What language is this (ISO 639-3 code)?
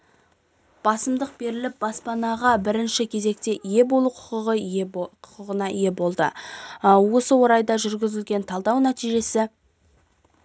kaz